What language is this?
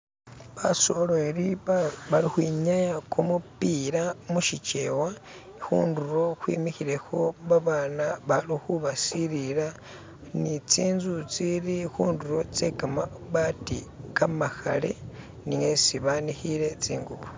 Masaaba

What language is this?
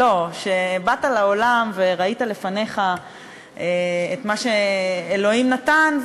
Hebrew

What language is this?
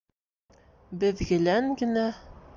Bashkir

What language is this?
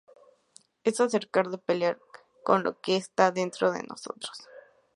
Spanish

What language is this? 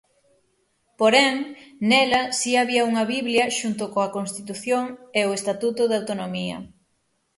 Galician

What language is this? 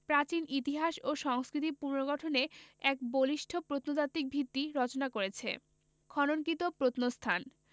Bangla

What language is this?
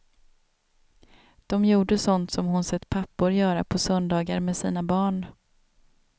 Swedish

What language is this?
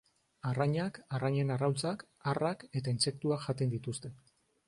Basque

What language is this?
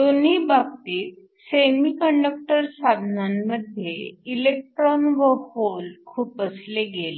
Marathi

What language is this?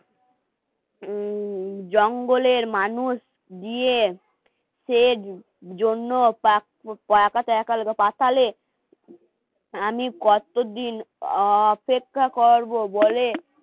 Bangla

